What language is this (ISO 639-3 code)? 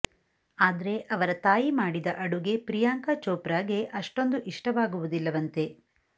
kan